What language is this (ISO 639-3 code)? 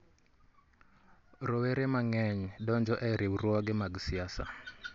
luo